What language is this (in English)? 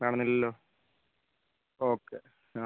Malayalam